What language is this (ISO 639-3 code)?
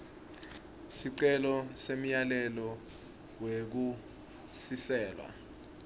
ssw